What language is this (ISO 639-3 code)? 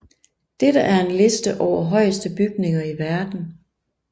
dan